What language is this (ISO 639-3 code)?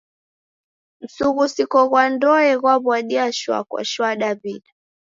dav